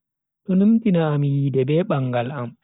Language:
Bagirmi Fulfulde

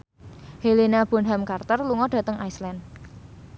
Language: Javanese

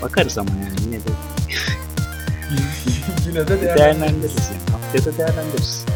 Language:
Turkish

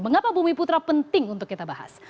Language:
Indonesian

